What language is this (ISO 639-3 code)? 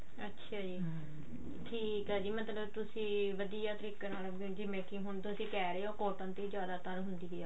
pan